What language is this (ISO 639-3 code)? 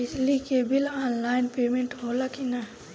bho